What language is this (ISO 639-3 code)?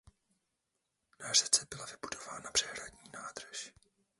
ces